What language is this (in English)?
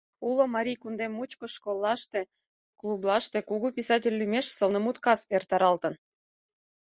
Mari